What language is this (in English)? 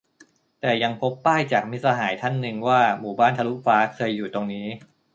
Thai